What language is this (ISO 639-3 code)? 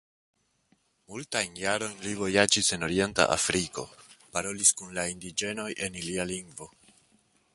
epo